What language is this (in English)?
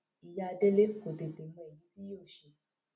Yoruba